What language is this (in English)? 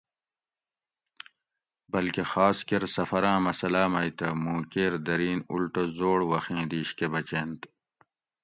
Gawri